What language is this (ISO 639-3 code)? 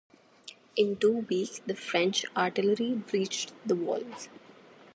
eng